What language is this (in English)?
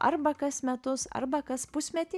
Lithuanian